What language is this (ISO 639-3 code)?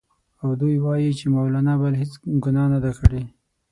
pus